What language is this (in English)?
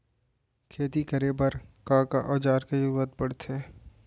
Chhattisgarhi